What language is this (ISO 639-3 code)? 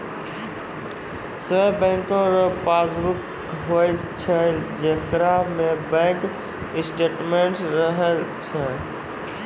mai